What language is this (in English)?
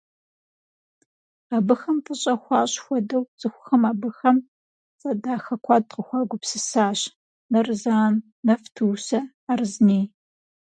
Kabardian